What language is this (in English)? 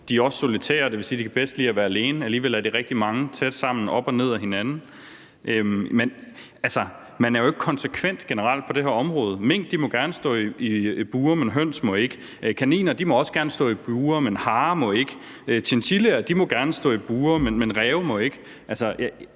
Danish